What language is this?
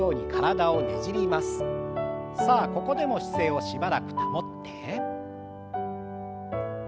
Japanese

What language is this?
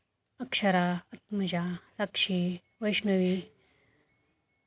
Marathi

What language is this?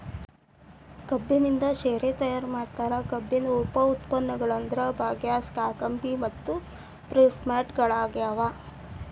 Kannada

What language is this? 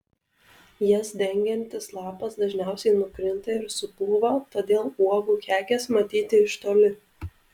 Lithuanian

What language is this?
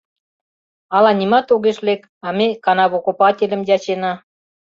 Mari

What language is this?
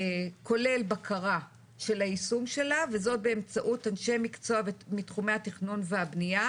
Hebrew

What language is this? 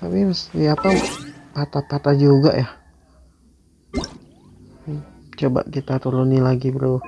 Indonesian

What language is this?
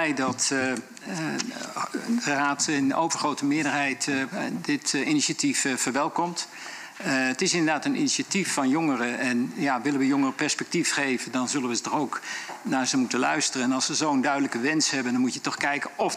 Dutch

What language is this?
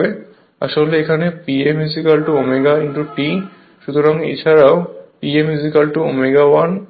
Bangla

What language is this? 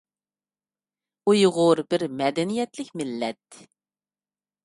Uyghur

